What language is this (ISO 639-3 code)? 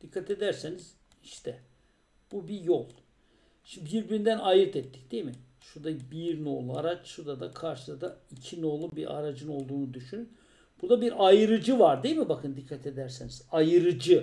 tur